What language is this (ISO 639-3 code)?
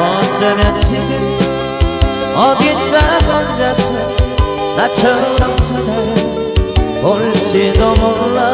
kor